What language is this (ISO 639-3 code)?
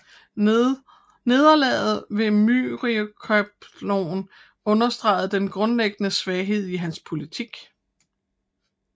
dan